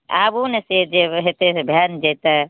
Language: Maithili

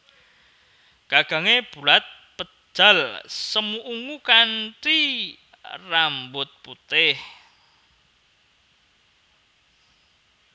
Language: Javanese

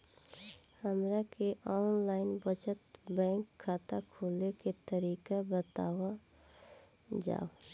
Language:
Bhojpuri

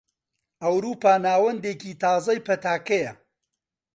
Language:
Central Kurdish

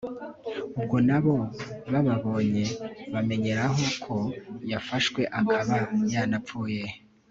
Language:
Kinyarwanda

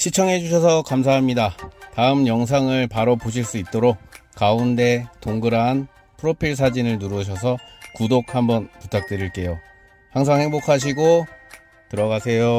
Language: Korean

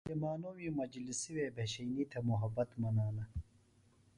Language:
Phalura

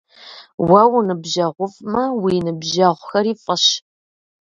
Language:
Kabardian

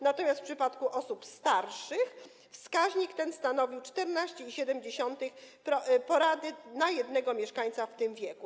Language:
Polish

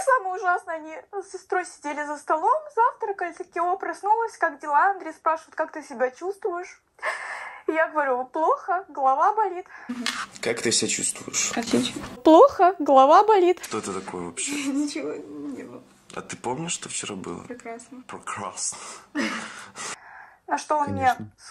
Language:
Russian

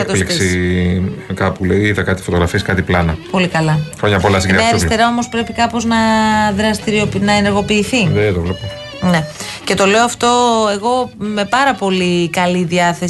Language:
Greek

